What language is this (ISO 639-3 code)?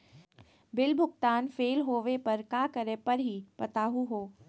mag